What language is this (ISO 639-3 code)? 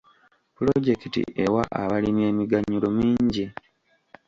lug